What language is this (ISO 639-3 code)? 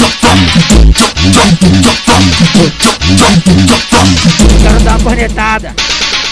por